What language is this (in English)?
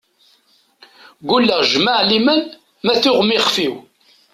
Kabyle